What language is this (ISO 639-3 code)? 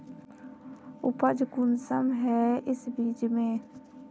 mag